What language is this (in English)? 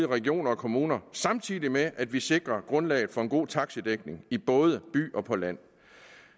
Danish